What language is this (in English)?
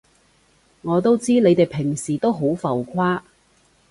Cantonese